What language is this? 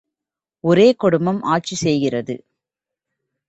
Tamil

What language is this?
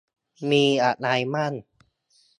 Thai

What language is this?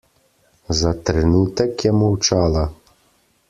Slovenian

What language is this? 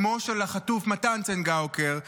Hebrew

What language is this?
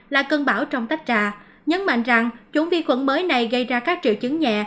Vietnamese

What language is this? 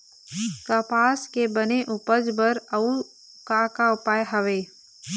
Chhattisgarhi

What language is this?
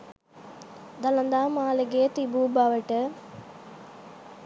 Sinhala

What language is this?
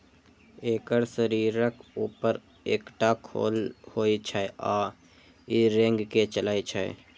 Maithili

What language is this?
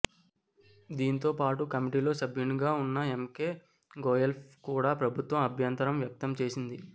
Telugu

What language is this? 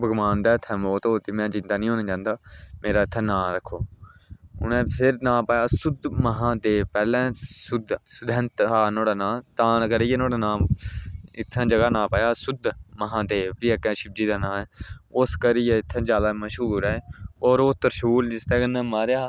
Dogri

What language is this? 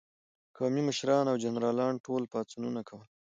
Pashto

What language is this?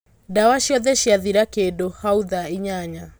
Kikuyu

